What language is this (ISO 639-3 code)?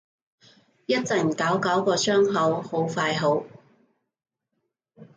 yue